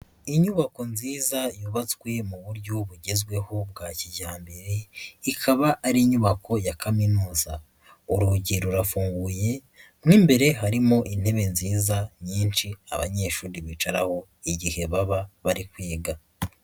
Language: Kinyarwanda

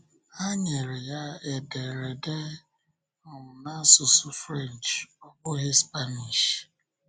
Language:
Igbo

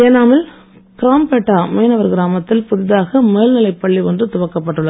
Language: Tamil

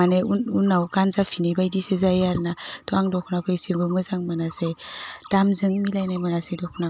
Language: Bodo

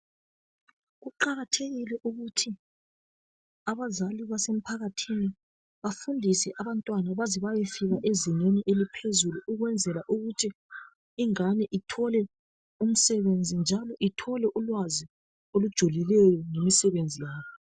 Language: North Ndebele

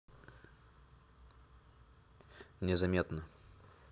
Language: Russian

